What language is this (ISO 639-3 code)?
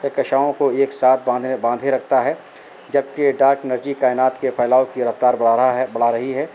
urd